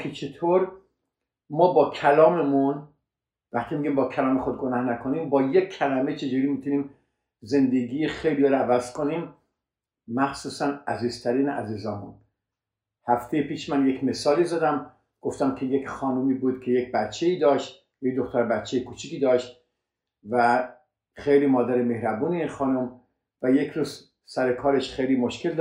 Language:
Persian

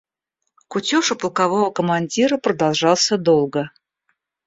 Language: Russian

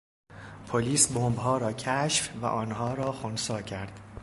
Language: Persian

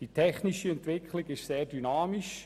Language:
Swiss German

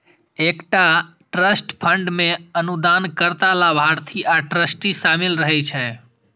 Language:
Maithili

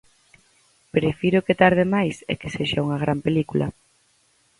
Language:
Galician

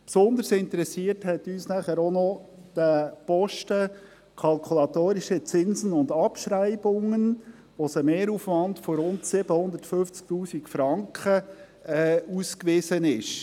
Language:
Swiss German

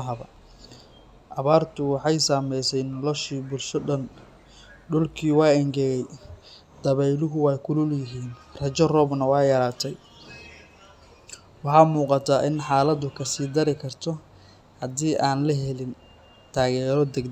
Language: Somali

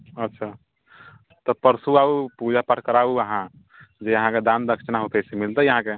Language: Maithili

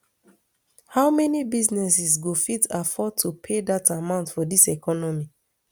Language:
Nigerian Pidgin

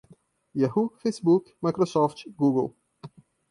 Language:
Portuguese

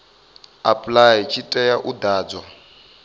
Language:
Venda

